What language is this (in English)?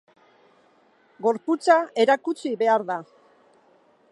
Basque